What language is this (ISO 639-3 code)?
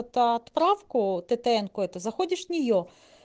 rus